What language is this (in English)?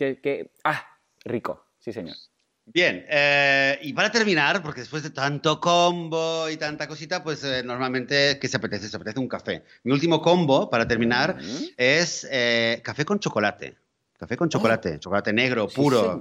Spanish